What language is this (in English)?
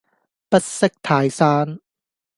Cantonese